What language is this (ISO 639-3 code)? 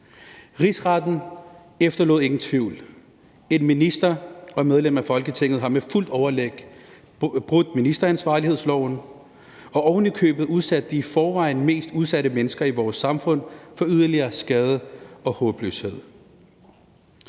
dan